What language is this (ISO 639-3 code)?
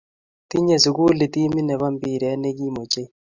kln